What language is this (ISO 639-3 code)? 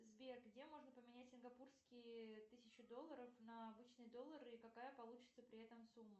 rus